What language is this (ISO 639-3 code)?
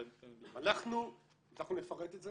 heb